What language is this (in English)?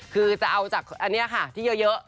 Thai